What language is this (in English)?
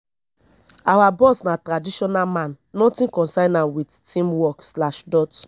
Nigerian Pidgin